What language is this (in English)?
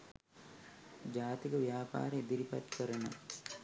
Sinhala